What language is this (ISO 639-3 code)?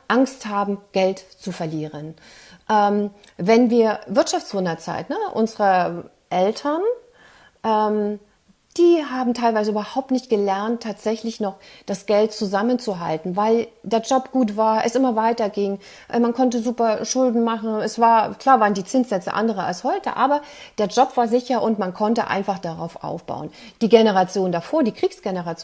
deu